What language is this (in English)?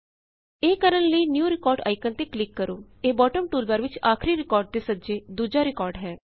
Punjabi